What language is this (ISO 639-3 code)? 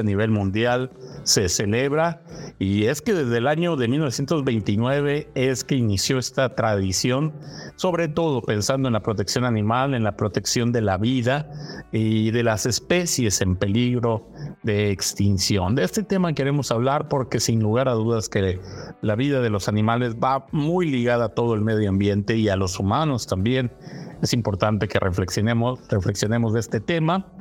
spa